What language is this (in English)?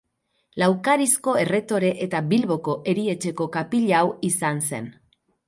Basque